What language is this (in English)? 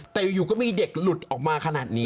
Thai